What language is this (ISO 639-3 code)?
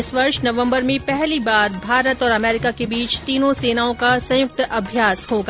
hin